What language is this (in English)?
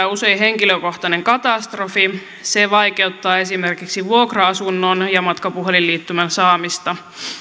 Finnish